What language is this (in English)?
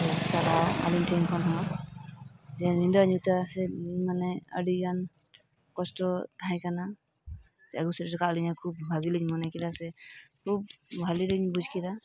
Santali